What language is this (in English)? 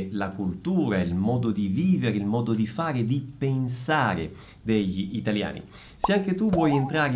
Italian